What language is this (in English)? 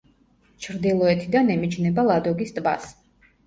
Georgian